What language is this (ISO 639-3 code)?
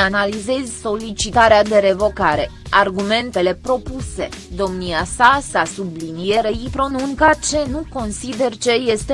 ron